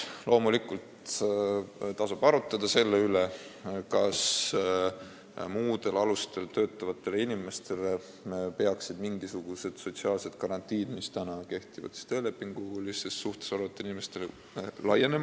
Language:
Estonian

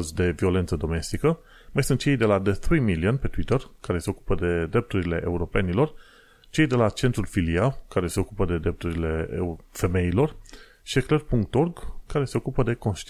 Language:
Romanian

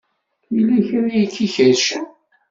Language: Kabyle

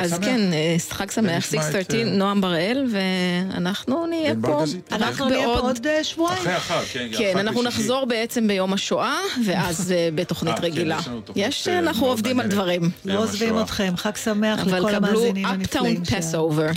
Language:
Hebrew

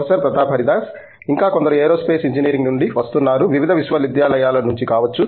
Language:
Telugu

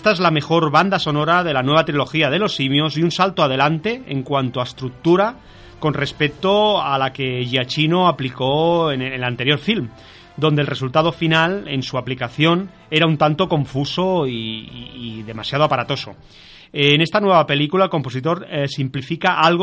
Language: Spanish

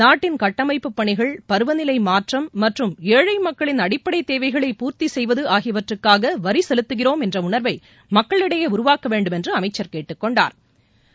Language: Tamil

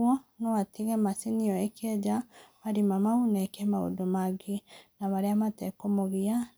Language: Kikuyu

